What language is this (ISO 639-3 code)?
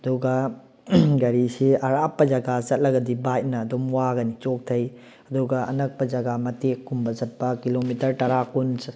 mni